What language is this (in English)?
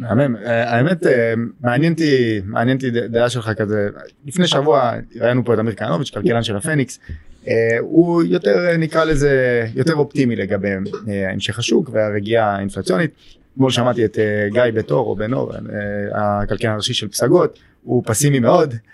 Hebrew